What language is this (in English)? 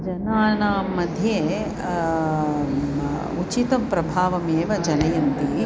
Sanskrit